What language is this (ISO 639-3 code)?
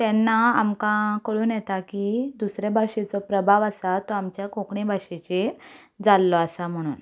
kok